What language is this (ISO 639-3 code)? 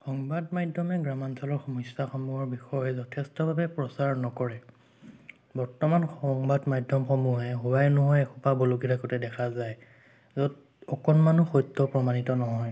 asm